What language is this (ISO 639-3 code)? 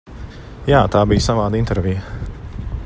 lav